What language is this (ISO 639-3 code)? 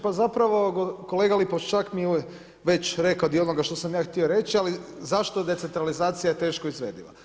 hrv